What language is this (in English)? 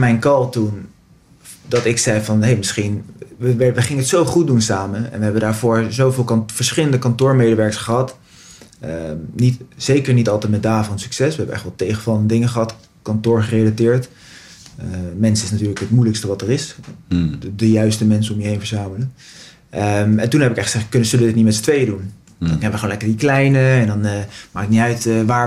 Dutch